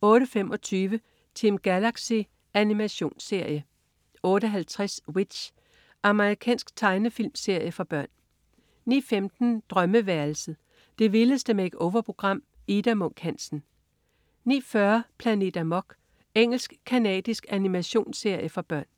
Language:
Danish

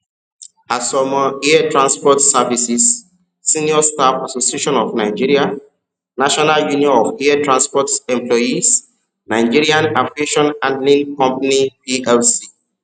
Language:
Yoruba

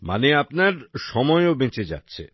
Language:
Bangla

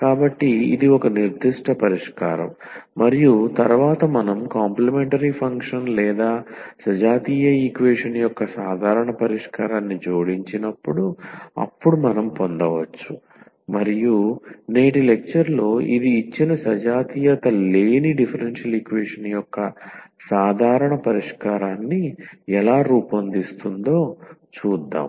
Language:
Telugu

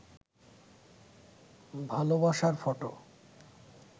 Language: Bangla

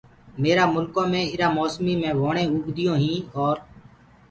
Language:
Gurgula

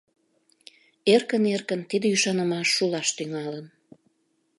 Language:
Mari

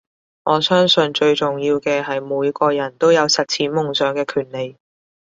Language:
Cantonese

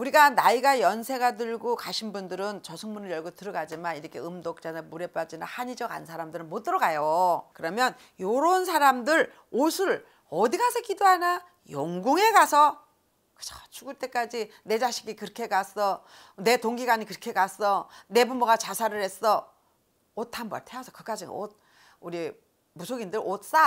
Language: Korean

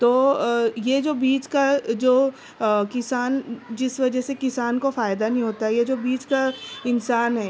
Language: Urdu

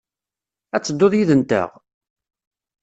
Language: Kabyle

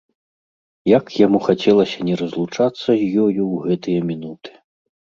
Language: Belarusian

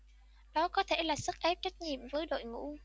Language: Vietnamese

